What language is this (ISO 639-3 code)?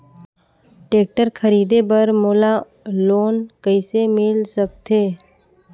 hne